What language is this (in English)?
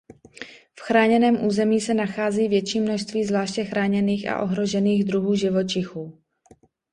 Czech